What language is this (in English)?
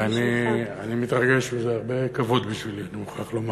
Hebrew